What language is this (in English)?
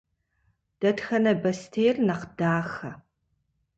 Kabardian